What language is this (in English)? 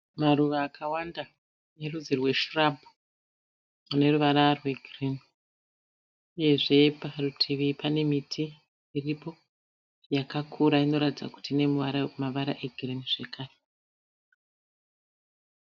Shona